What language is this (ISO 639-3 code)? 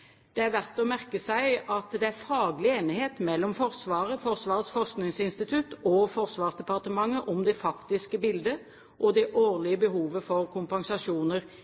nob